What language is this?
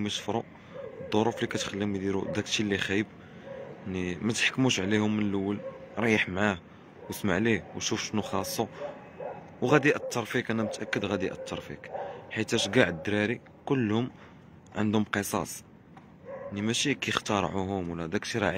Arabic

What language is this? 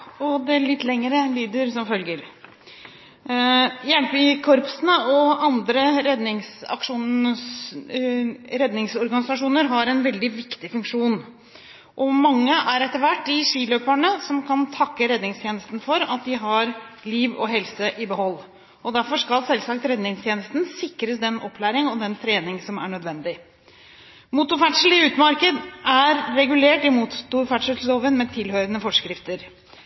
Norwegian Bokmål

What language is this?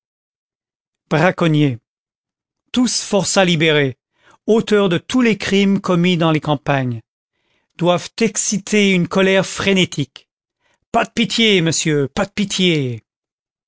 French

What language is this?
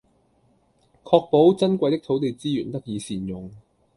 Cantonese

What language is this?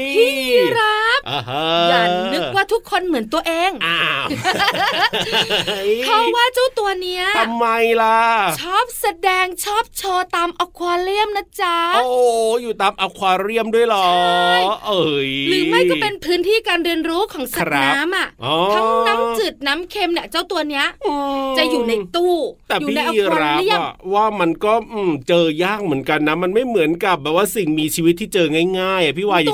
Thai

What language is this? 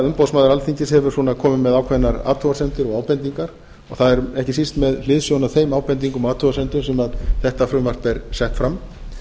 Icelandic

